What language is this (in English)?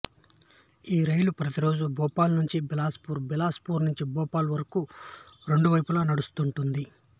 Telugu